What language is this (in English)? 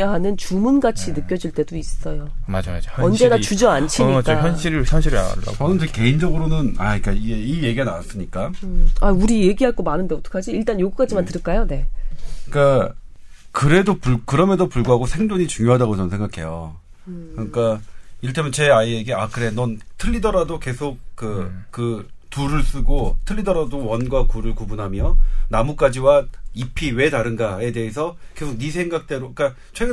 Korean